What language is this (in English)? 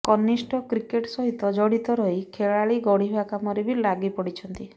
Odia